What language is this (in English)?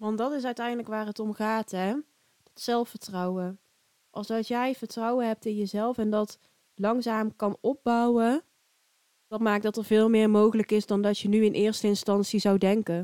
Dutch